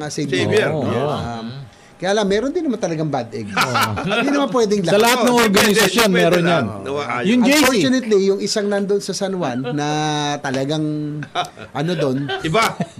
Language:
Filipino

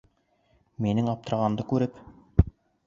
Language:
Bashkir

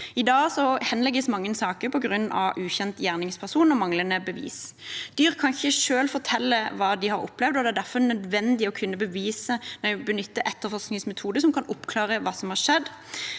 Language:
Norwegian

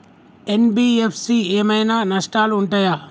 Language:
Telugu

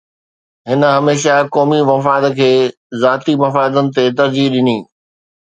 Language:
Sindhi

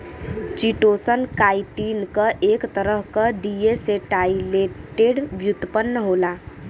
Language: Bhojpuri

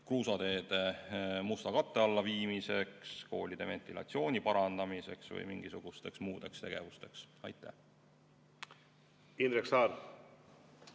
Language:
Estonian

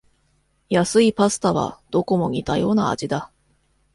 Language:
Japanese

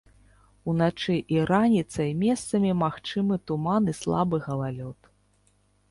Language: Belarusian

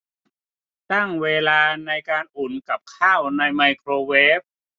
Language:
Thai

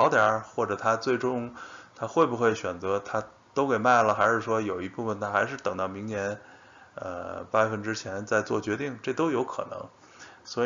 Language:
Chinese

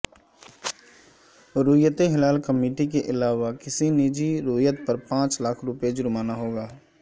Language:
Urdu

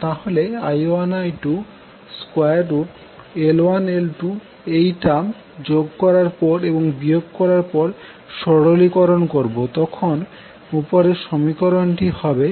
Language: Bangla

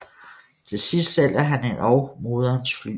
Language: Danish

